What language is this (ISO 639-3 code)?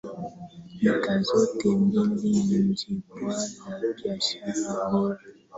swa